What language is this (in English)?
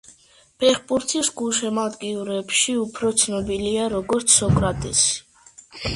Georgian